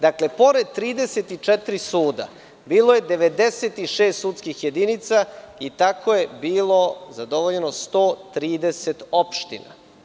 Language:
Serbian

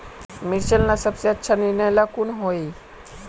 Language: Magahi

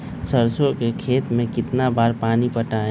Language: Magahi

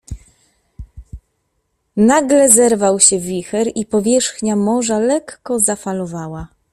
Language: Polish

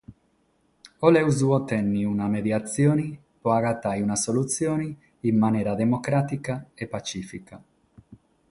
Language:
Sardinian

